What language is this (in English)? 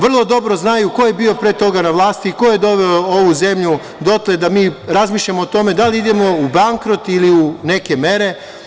Serbian